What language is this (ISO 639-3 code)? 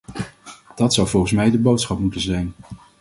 nld